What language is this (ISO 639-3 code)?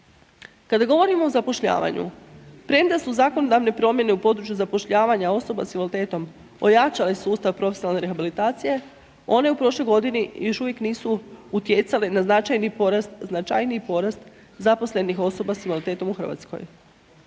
hrv